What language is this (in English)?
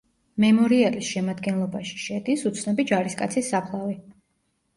Georgian